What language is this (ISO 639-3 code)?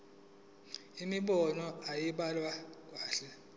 zul